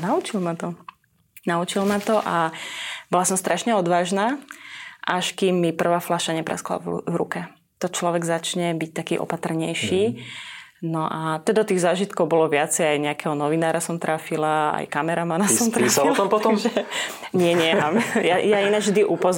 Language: Slovak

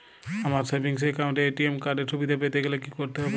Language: Bangla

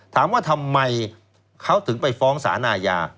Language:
Thai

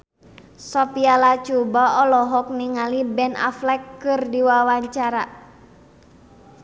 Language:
Sundanese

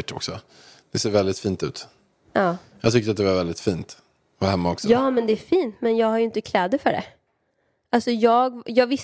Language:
Swedish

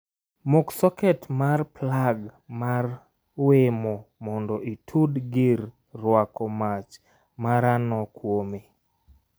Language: Luo (Kenya and Tanzania)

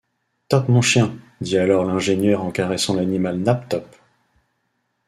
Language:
French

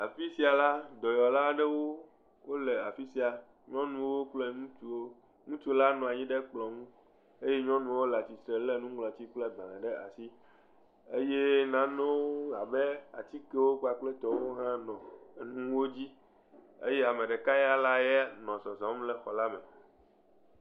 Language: Ewe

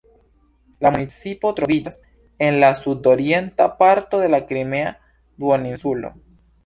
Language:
Esperanto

